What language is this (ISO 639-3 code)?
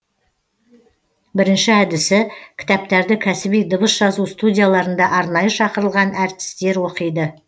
kaz